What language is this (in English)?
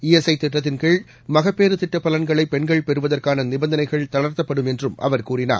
Tamil